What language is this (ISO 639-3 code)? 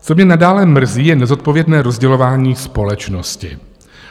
ces